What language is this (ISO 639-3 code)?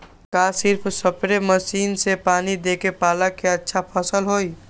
mag